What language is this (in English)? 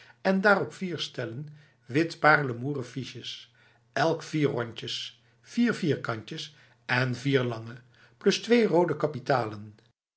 Dutch